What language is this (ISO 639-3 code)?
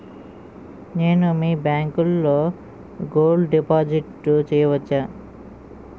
tel